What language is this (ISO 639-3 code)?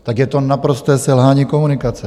ces